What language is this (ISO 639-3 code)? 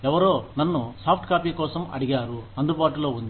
tel